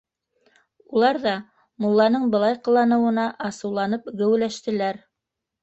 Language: Bashkir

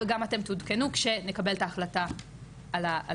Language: Hebrew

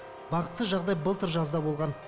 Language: Kazakh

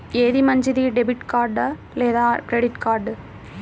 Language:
Telugu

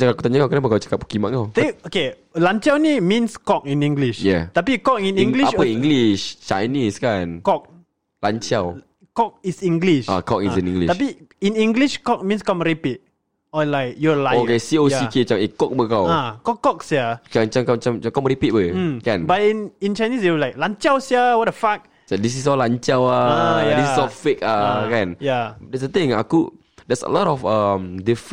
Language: Malay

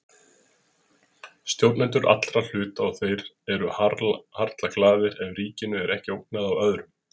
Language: Icelandic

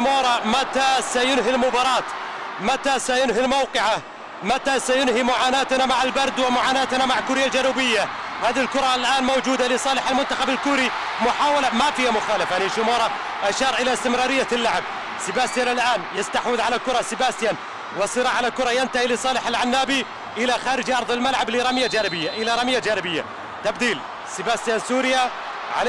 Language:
Arabic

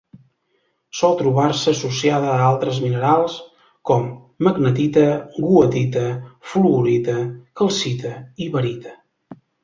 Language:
Catalan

